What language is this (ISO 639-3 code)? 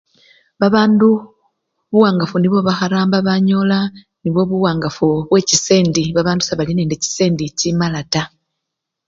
luy